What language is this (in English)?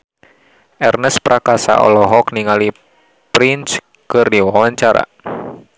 Sundanese